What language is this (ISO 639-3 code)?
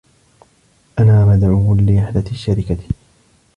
ara